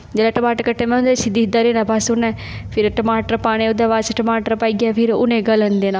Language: Dogri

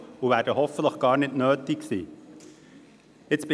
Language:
Swiss German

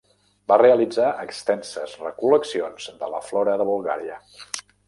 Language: Catalan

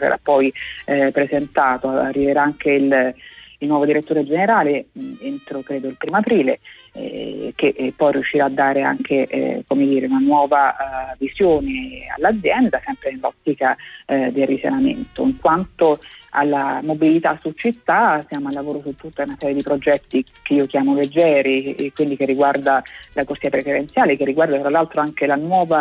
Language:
Italian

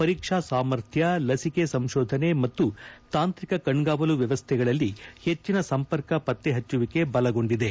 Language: Kannada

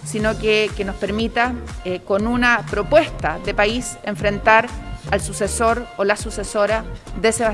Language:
Spanish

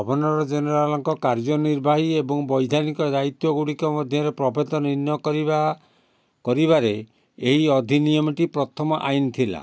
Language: Odia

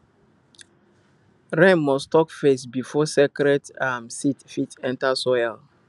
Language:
Nigerian Pidgin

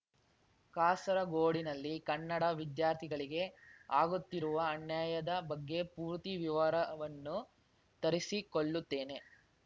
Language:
Kannada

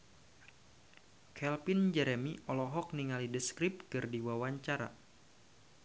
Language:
Sundanese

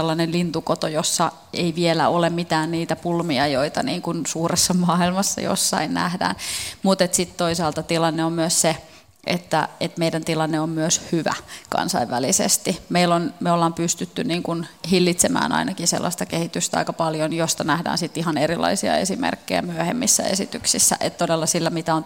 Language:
Finnish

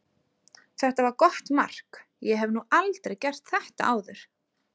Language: Icelandic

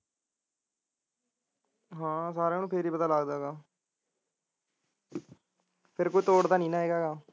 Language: Punjabi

